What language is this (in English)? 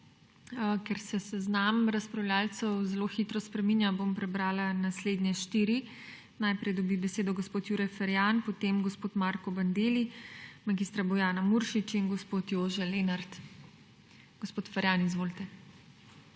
Slovenian